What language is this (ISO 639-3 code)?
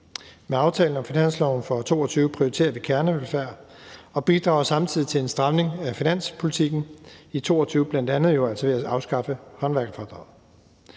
dan